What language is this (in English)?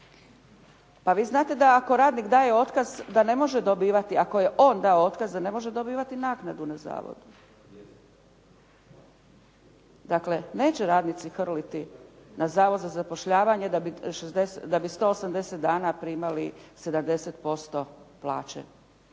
Croatian